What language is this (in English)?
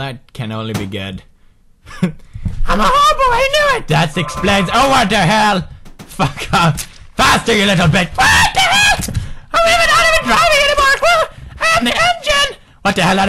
English